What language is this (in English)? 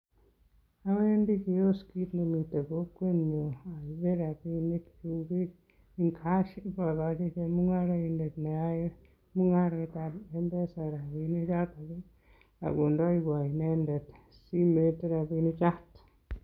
Kalenjin